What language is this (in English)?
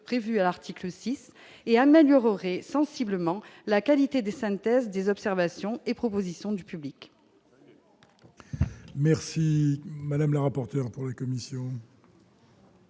French